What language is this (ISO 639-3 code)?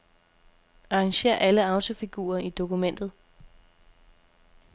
dan